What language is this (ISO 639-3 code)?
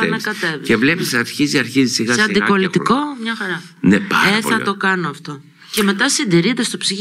ell